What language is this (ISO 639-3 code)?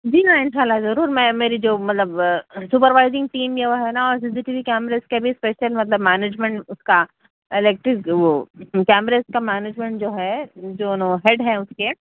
urd